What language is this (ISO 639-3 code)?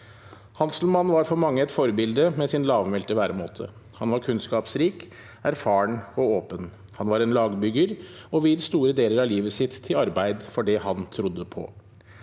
nor